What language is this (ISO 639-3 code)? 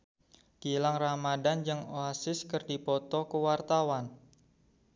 sun